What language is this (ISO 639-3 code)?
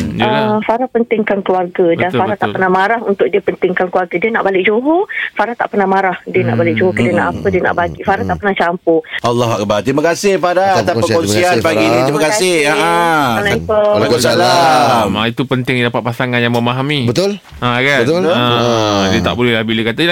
msa